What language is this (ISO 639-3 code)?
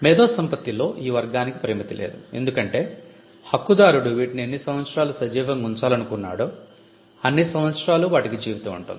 tel